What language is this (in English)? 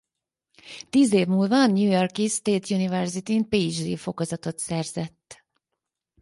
Hungarian